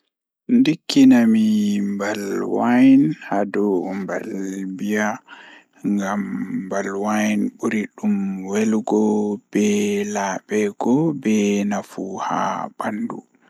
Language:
Fula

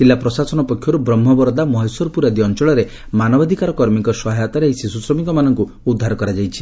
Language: Odia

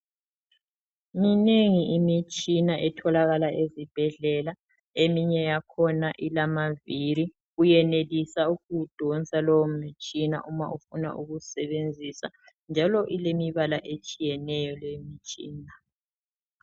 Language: North Ndebele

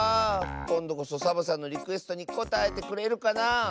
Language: Japanese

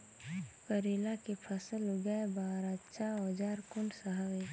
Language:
Chhattisgarhi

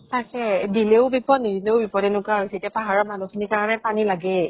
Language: Assamese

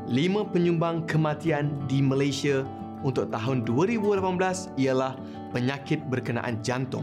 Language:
Malay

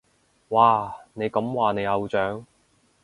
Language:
Cantonese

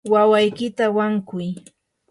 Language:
Yanahuanca Pasco Quechua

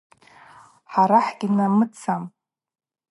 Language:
Abaza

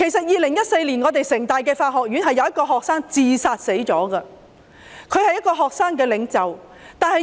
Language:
Cantonese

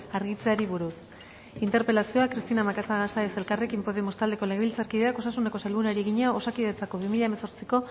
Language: Basque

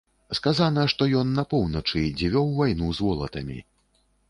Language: Belarusian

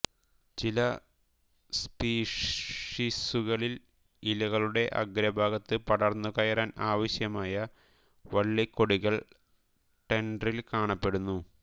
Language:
Malayalam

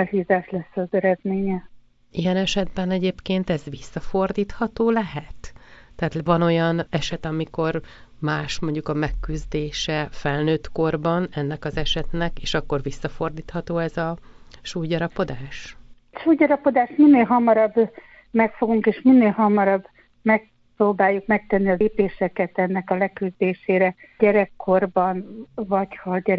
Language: Hungarian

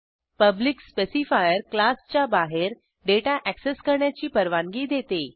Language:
Marathi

